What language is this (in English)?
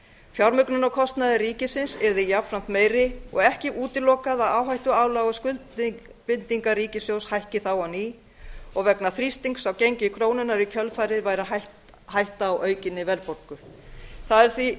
Icelandic